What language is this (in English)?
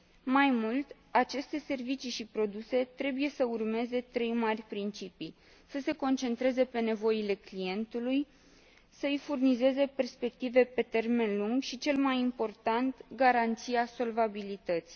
Romanian